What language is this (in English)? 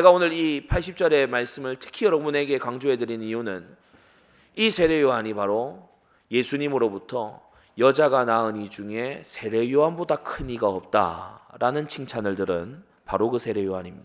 Korean